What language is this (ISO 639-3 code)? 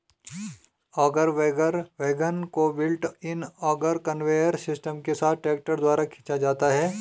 hin